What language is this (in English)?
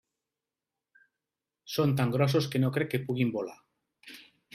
Catalan